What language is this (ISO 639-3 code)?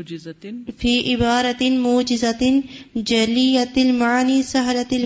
urd